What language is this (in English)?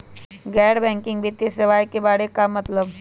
Magahi